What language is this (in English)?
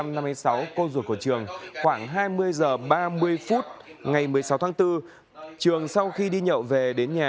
Vietnamese